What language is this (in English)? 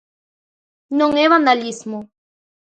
Galician